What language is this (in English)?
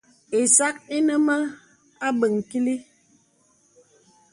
Bebele